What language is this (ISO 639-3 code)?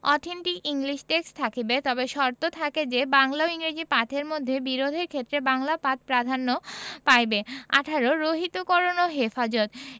ben